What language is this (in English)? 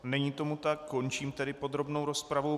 Czech